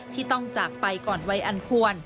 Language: Thai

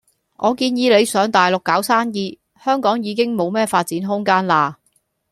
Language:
Cantonese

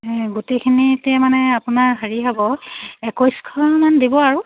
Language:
Assamese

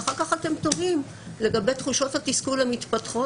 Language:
Hebrew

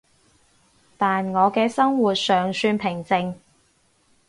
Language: Cantonese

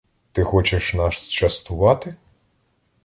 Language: Ukrainian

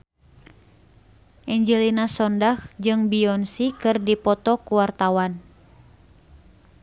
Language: Sundanese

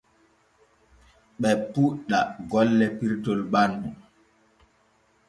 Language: Borgu Fulfulde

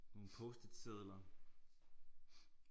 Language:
Danish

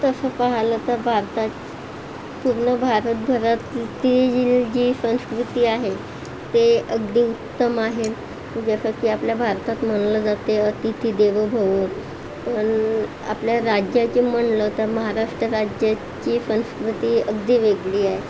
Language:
Marathi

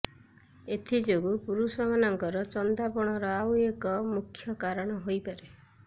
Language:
Odia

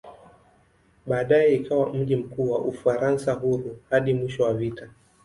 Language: Swahili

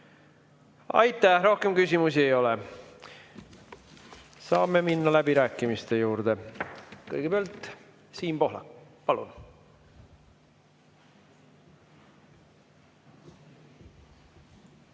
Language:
Estonian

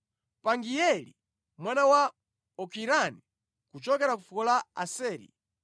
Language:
Nyanja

